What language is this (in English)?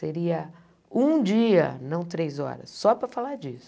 Portuguese